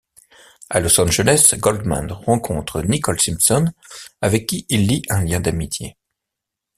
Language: French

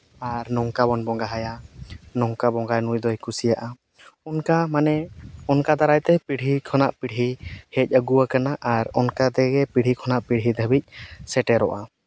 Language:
Santali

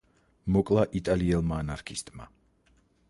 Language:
Georgian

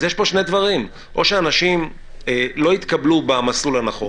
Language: Hebrew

